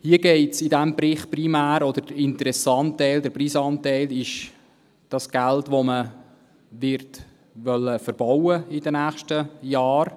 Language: Swiss German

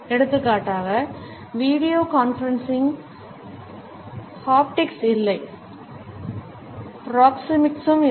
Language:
Tamil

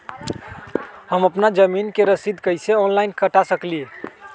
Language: Magahi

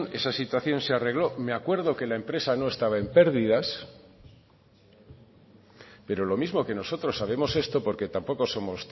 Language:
Spanish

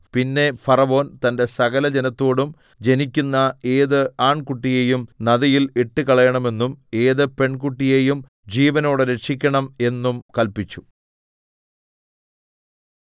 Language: Malayalam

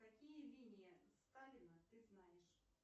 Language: Russian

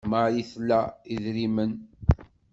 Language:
Kabyle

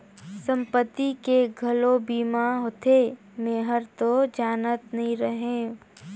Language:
Chhattisgarhi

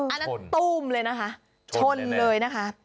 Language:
Thai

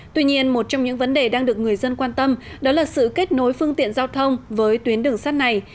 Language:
Vietnamese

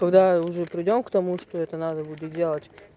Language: Russian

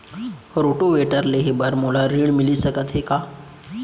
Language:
Chhattisgarhi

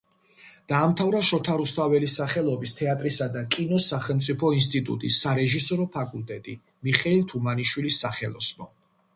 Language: Georgian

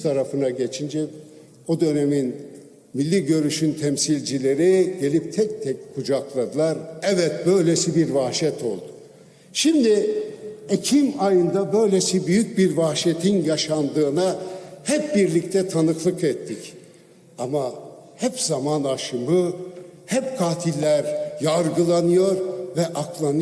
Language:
Turkish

